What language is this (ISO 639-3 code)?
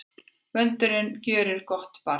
isl